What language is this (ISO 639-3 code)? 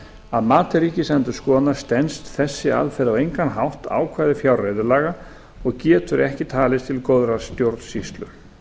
isl